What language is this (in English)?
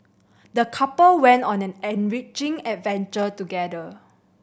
English